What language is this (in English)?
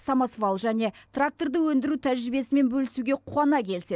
Kazakh